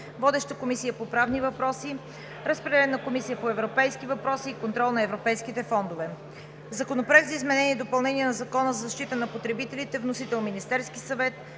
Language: Bulgarian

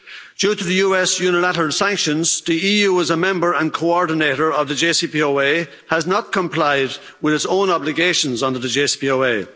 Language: English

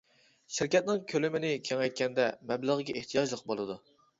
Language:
Uyghur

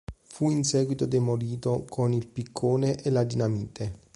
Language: Italian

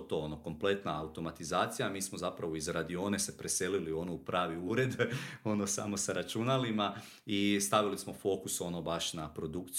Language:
Croatian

